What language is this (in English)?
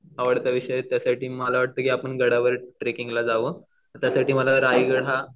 Marathi